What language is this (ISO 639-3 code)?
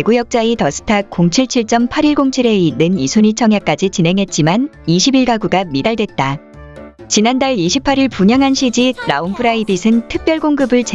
kor